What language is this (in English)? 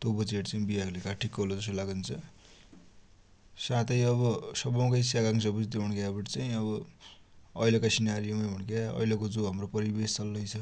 Dotyali